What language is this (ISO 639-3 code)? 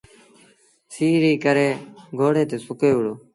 sbn